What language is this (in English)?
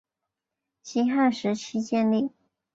Chinese